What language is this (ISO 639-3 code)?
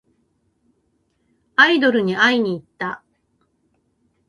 jpn